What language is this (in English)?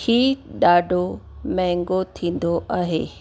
Sindhi